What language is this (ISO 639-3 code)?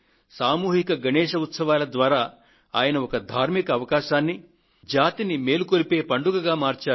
tel